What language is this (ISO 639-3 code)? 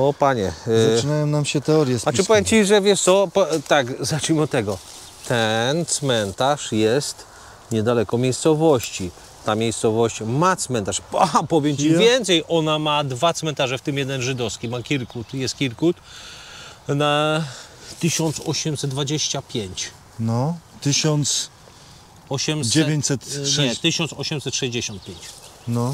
pol